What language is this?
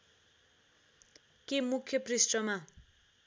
Nepali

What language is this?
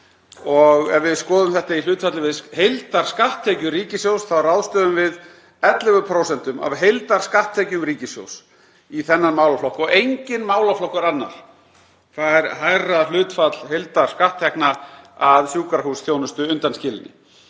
Icelandic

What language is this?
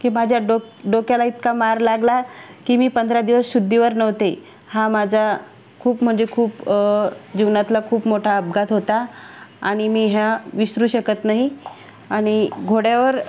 Marathi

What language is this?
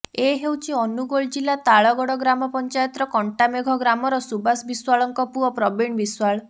Odia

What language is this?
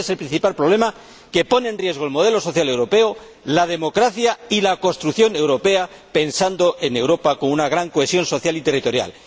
Spanish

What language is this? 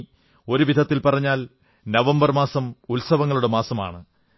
Malayalam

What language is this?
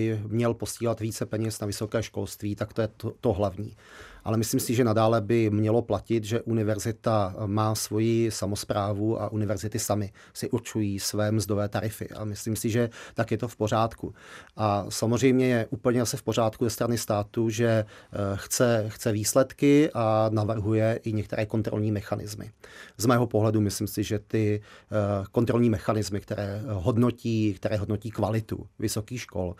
Czech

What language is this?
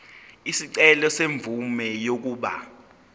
Zulu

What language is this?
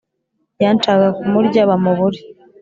Kinyarwanda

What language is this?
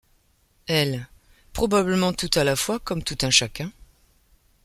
French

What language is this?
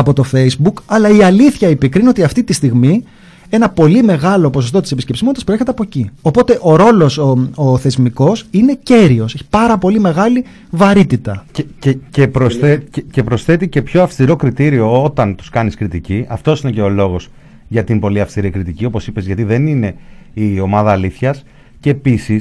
Greek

